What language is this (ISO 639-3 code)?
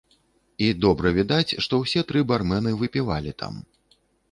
bel